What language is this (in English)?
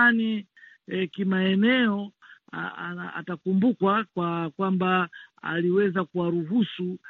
Swahili